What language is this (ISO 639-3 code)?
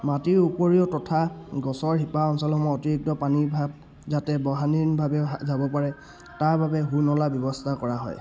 asm